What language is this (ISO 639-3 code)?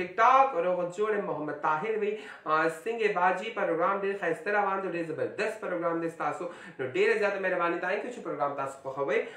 ara